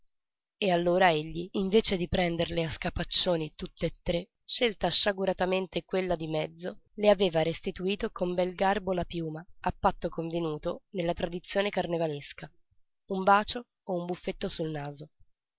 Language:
Italian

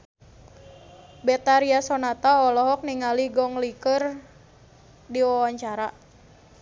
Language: Sundanese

